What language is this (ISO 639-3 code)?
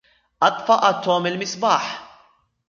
ara